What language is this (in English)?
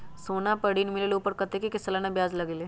Magahi